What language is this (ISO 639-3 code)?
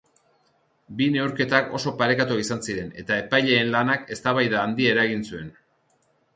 eus